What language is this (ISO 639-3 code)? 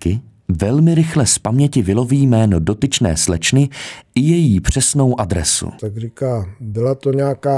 ces